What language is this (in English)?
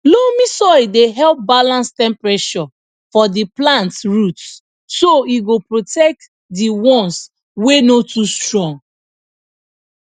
Nigerian Pidgin